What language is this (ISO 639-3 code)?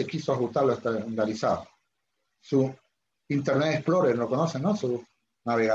spa